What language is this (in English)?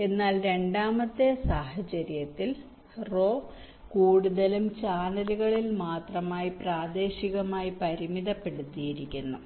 Malayalam